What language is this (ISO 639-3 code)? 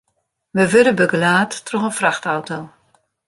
fry